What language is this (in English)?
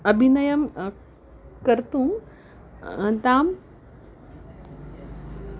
Sanskrit